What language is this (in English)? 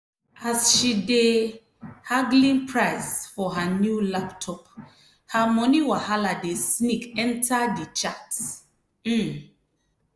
Nigerian Pidgin